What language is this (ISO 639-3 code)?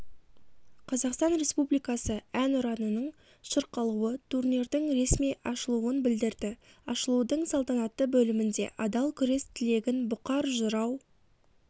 kaz